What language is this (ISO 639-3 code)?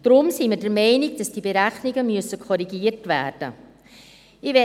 gsw